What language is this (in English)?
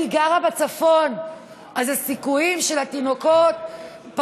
Hebrew